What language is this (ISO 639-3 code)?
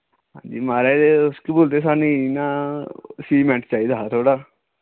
doi